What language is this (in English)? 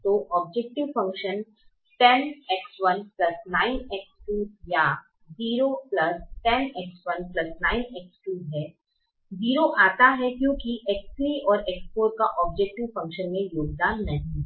Hindi